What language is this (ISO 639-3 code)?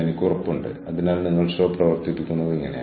mal